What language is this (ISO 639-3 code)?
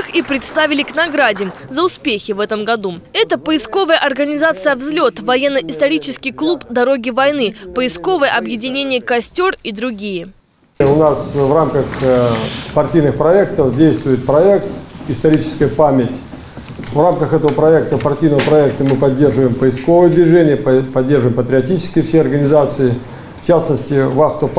rus